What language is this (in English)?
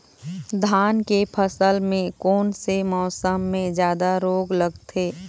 Chhattisgarhi